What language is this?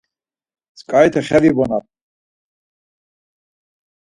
Laz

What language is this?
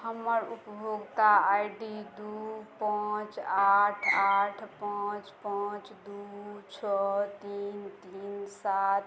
Maithili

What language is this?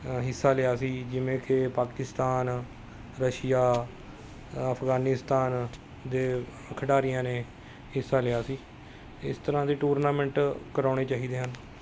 Punjabi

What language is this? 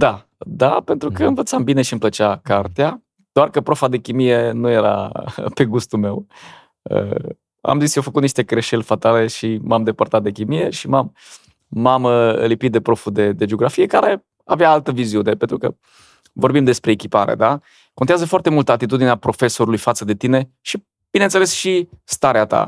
Romanian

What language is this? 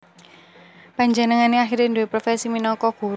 Javanese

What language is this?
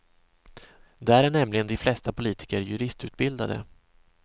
Swedish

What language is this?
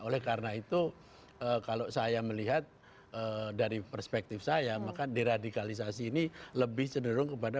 Indonesian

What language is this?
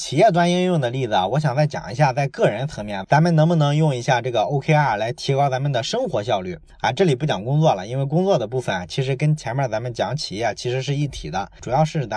Chinese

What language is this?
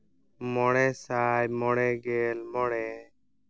Santali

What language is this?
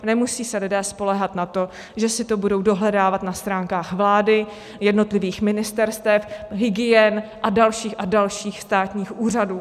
Czech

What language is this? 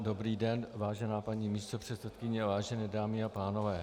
Czech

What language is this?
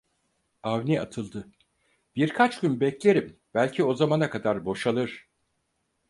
Turkish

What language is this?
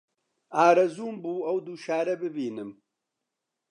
Central Kurdish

